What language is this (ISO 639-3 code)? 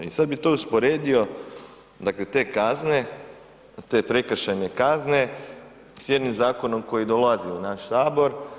hrv